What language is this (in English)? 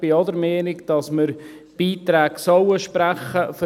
Swiss German